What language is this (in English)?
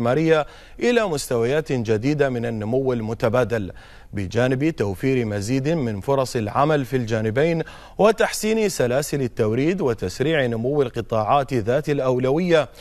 Arabic